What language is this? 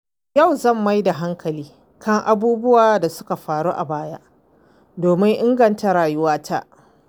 Hausa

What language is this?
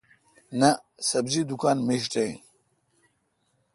Kalkoti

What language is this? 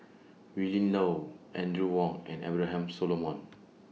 English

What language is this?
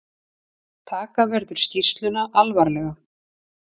Icelandic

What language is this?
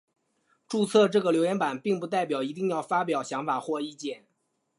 Chinese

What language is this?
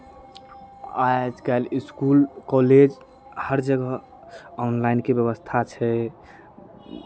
Maithili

